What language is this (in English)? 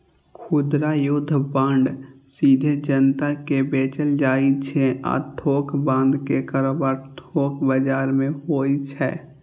Maithili